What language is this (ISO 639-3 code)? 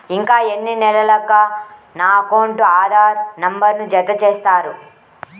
tel